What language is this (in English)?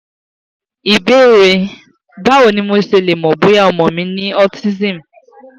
Yoruba